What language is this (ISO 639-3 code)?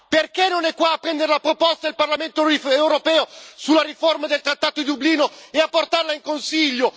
ita